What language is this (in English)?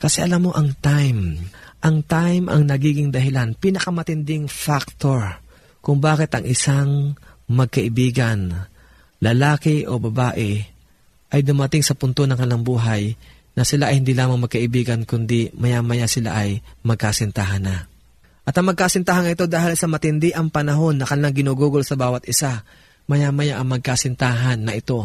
Filipino